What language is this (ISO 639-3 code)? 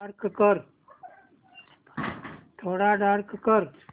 mar